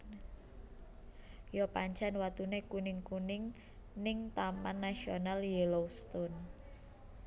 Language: Javanese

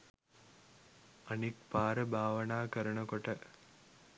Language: Sinhala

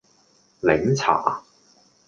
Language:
Cantonese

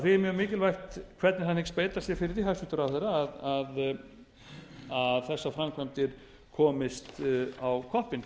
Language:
Icelandic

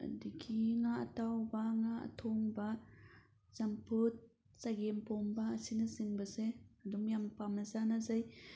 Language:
Manipuri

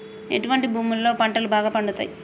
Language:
Telugu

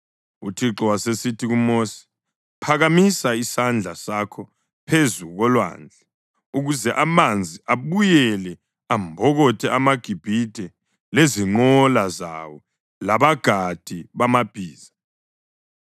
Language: North Ndebele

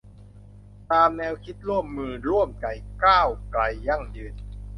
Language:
Thai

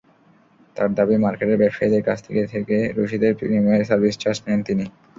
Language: Bangla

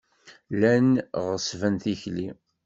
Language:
Kabyle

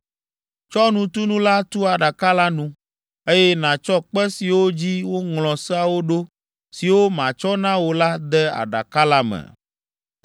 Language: Ewe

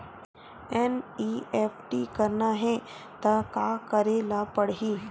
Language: Chhattisgarhi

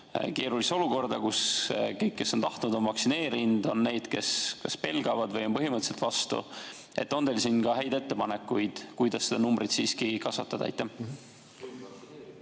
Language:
Estonian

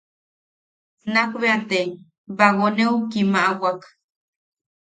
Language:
Yaqui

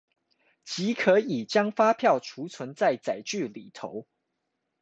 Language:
Chinese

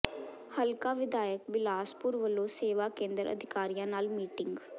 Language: Punjabi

